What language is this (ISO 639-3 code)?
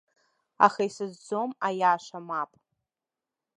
abk